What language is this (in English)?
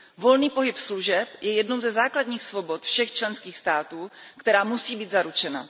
Czech